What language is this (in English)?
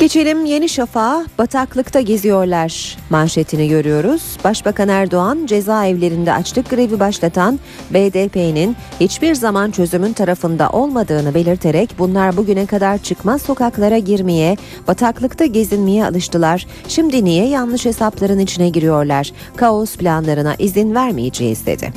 Turkish